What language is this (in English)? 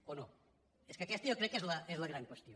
Catalan